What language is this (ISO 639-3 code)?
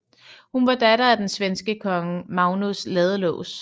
dan